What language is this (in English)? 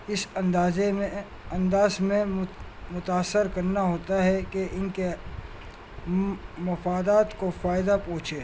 Urdu